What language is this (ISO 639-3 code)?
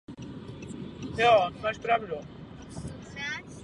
ces